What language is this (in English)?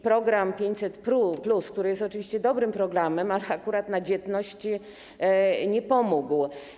Polish